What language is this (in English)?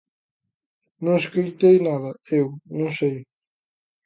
Galician